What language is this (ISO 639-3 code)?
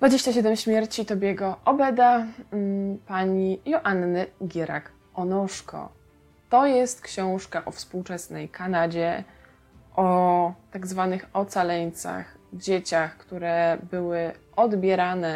pol